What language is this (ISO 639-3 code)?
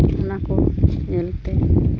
sat